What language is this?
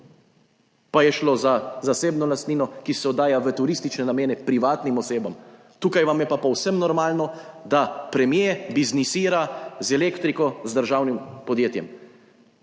Slovenian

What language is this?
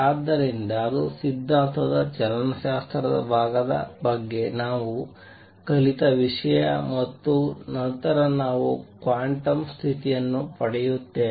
Kannada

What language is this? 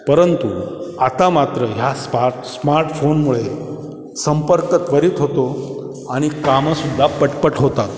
Marathi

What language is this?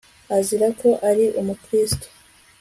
Kinyarwanda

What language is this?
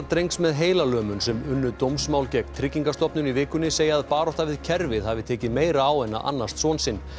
Icelandic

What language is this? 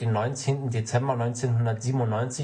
German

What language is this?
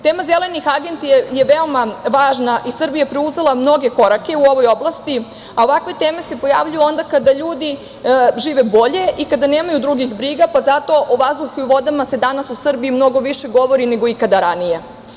Serbian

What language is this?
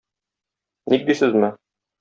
Tatar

